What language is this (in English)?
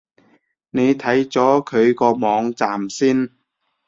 Cantonese